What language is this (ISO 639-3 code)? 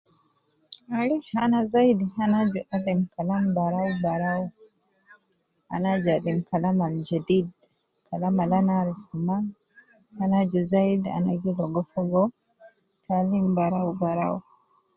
kcn